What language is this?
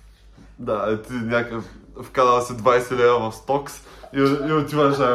Bulgarian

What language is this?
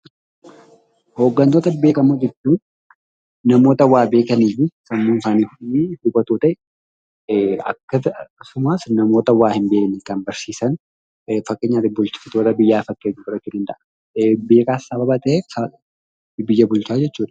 Oromo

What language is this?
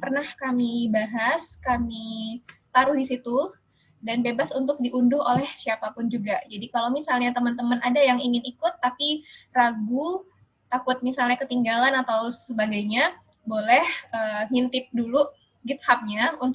Indonesian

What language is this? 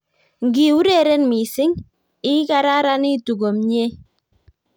Kalenjin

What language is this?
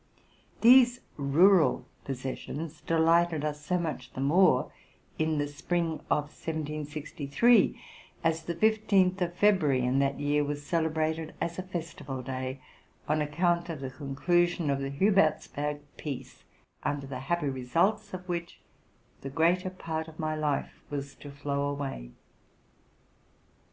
English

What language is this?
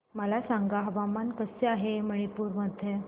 Marathi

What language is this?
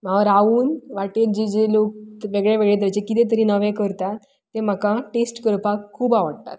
Konkani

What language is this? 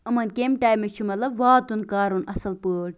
Kashmiri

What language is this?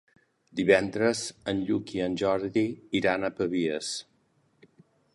Catalan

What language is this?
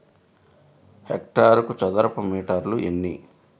Telugu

